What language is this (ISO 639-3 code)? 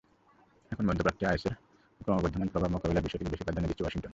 ben